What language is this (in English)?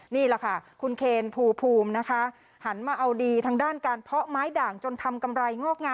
Thai